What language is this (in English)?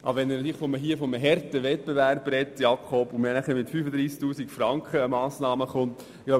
Swiss German